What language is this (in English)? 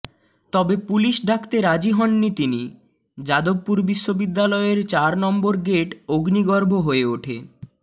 Bangla